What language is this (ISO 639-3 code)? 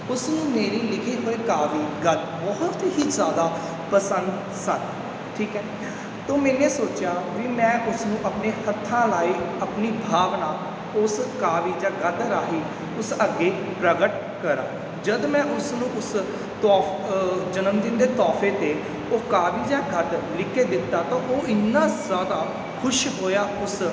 pan